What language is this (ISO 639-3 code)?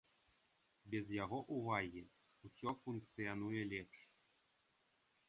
bel